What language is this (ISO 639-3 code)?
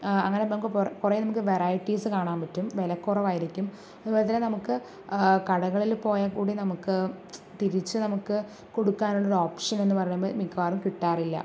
mal